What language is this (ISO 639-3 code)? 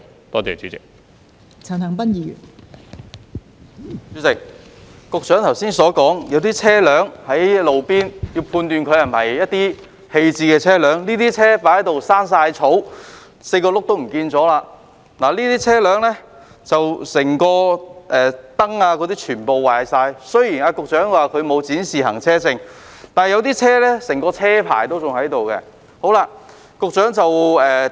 yue